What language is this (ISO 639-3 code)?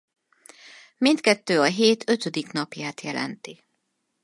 hun